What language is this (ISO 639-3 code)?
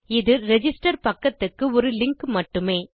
tam